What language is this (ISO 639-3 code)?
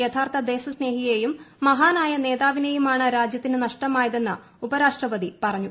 mal